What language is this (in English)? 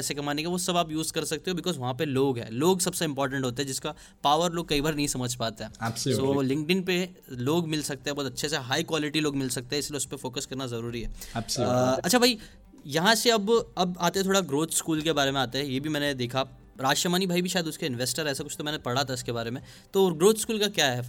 Hindi